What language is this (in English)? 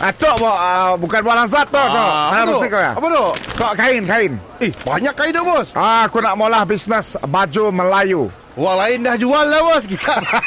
Malay